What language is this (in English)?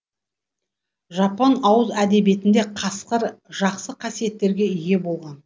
Kazakh